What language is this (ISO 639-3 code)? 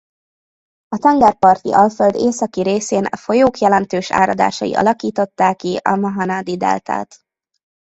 hun